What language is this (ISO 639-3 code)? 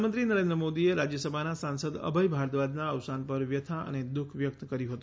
guj